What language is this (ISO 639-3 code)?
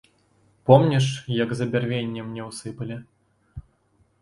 bel